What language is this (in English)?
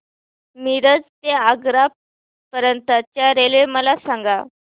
Marathi